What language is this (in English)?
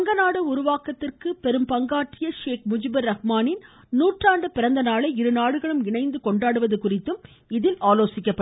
Tamil